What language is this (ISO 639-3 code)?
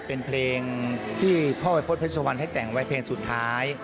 tha